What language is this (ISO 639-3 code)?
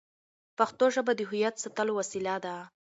pus